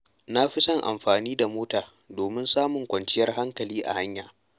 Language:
Hausa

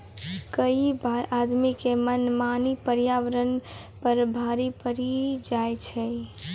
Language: Maithili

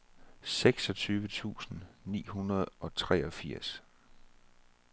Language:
Danish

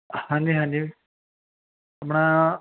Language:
Punjabi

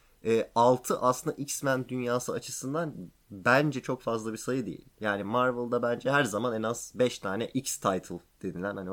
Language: Turkish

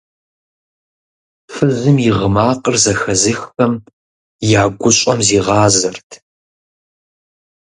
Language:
Kabardian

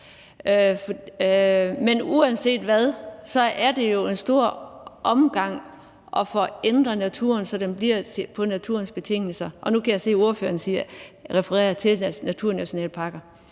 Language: Danish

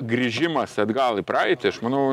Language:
Lithuanian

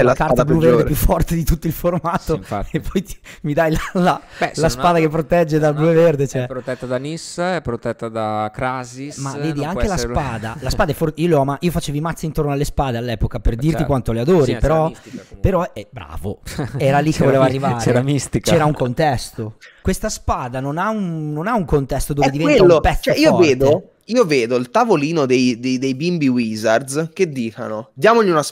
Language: Italian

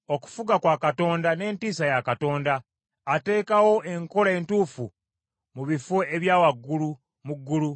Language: Ganda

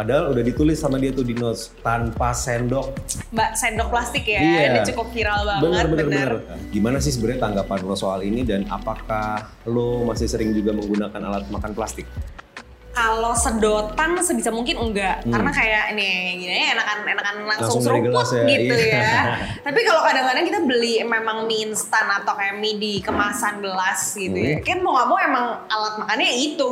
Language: Indonesian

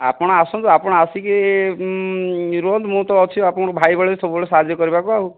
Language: Odia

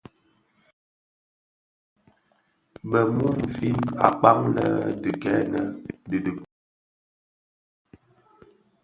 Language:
Bafia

